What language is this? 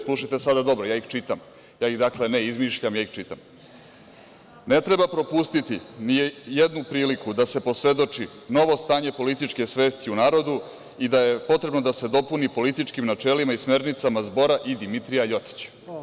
Serbian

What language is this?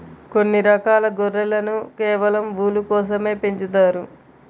Telugu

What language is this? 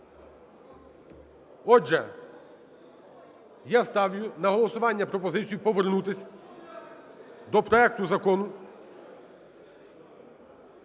Ukrainian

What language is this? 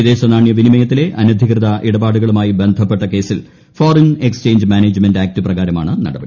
Malayalam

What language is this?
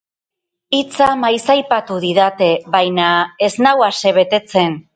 Basque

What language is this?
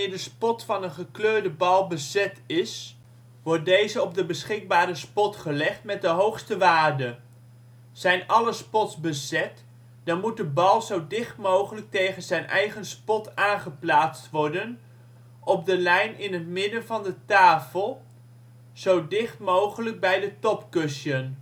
Dutch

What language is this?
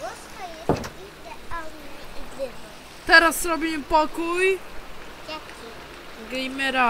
Polish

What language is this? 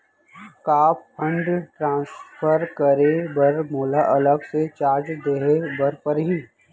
Chhattisgarhi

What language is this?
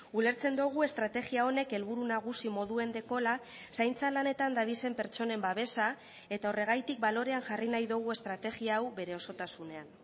Basque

